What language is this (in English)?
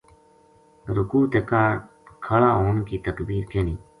Gujari